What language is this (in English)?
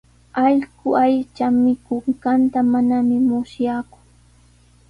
Sihuas Ancash Quechua